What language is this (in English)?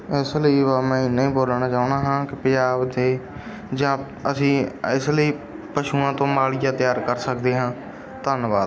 Punjabi